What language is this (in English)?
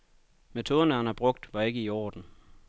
Danish